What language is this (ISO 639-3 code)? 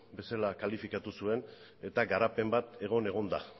eus